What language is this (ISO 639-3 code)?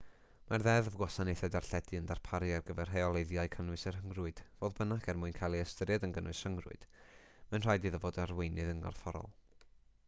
cym